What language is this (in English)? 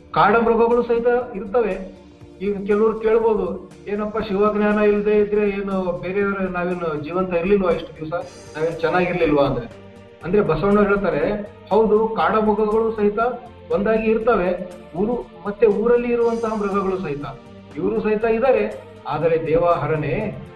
Kannada